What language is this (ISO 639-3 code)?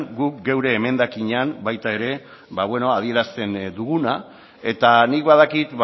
eus